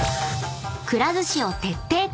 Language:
Japanese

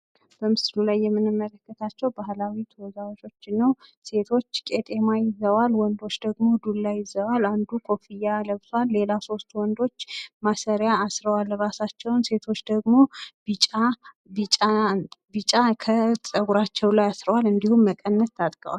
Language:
Amharic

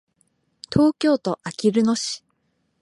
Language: Japanese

